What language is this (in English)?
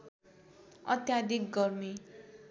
Nepali